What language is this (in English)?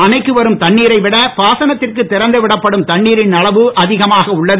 Tamil